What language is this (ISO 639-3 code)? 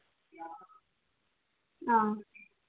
mni